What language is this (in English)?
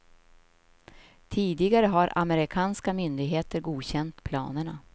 Swedish